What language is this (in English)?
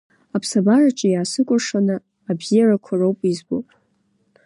Abkhazian